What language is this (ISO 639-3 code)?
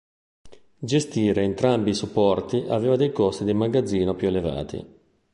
ita